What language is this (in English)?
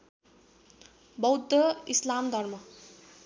Nepali